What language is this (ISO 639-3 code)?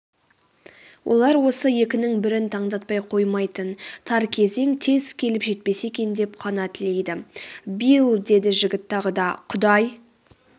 kaz